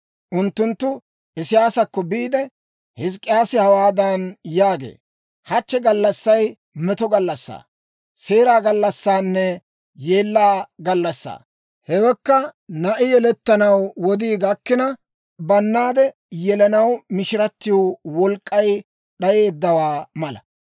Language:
Dawro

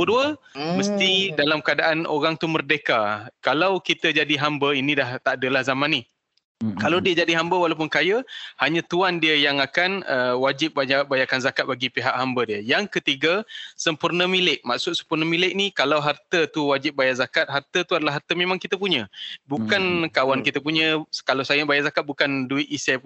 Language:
Malay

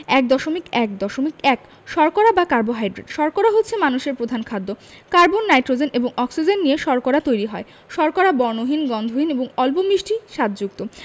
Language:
Bangla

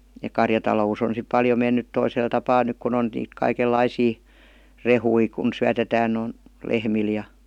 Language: Finnish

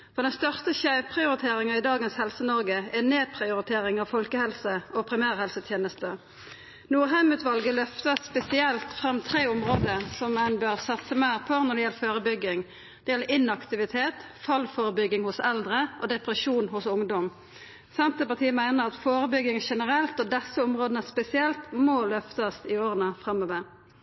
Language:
Norwegian Nynorsk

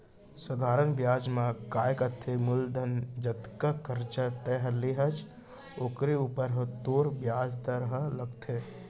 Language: Chhattisgarhi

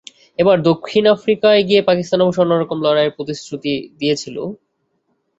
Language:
Bangla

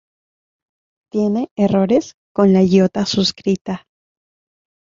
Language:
Spanish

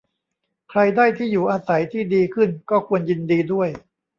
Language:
Thai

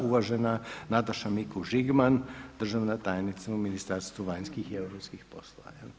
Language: Croatian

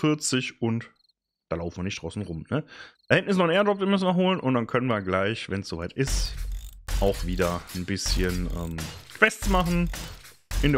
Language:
German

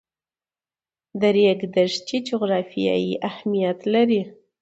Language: Pashto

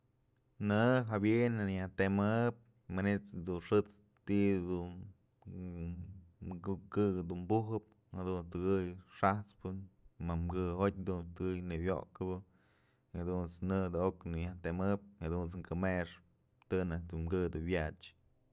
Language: Mazatlán Mixe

